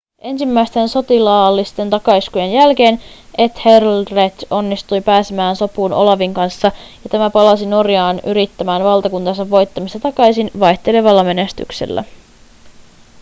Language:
Finnish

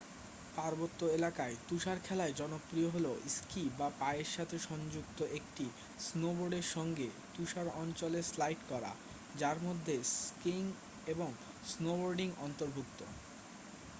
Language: Bangla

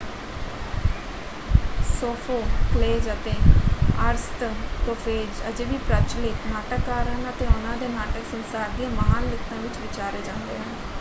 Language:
Punjabi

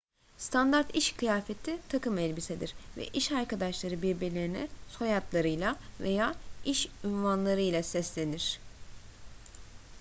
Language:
Turkish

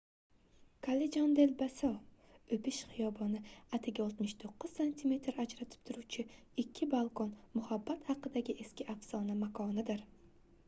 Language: Uzbek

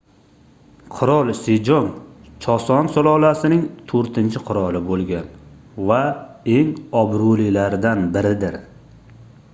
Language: Uzbek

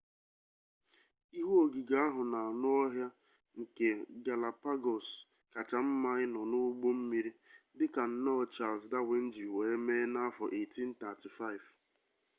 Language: Igbo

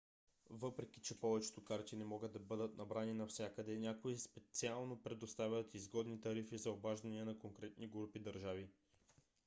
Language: Bulgarian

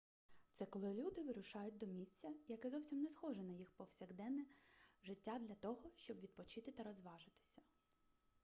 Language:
Ukrainian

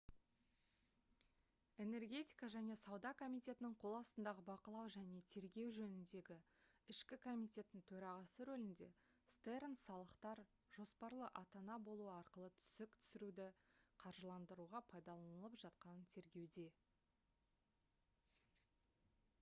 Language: Kazakh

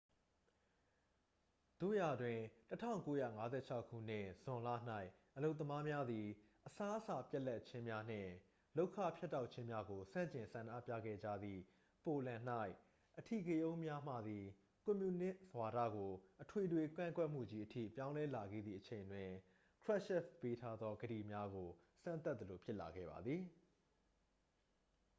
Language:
Burmese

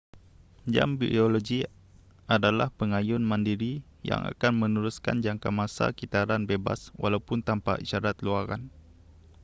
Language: Malay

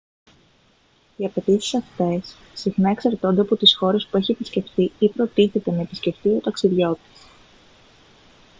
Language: Greek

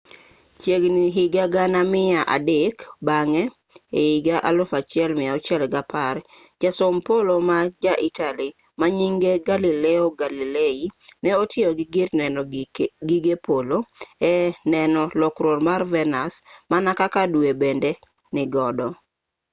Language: Luo (Kenya and Tanzania)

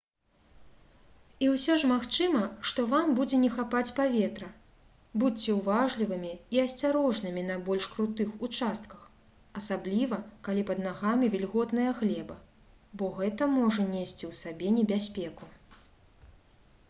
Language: Belarusian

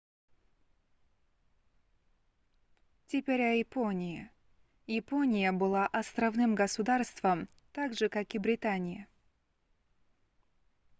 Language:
Russian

